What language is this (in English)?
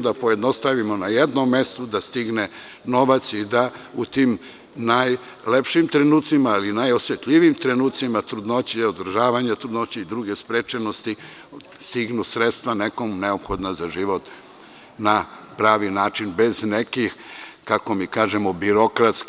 Serbian